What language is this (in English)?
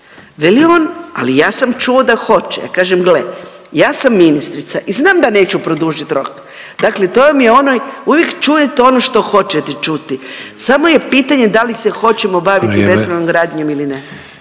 Croatian